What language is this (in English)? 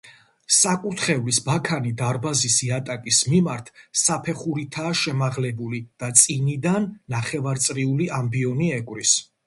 Georgian